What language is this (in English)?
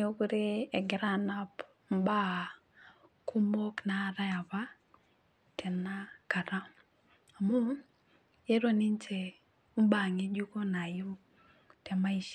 Masai